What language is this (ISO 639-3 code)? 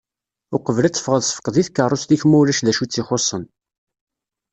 kab